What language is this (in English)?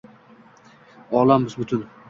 Uzbek